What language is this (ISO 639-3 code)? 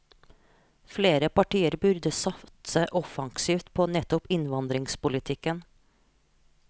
nor